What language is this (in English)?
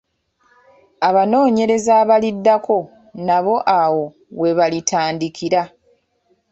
Ganda